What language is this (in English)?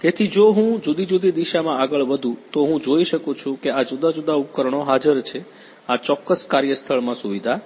Gujarati